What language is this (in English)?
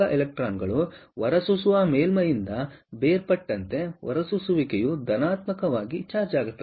Kannada